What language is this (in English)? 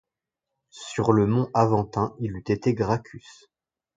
French